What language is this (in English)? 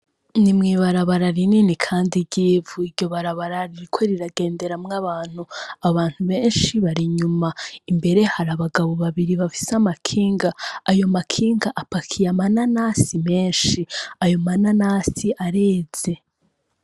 Rundi